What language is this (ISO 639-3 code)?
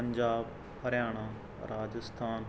pan